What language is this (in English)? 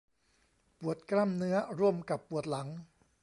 Thai